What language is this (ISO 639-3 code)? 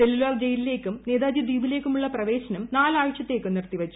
mal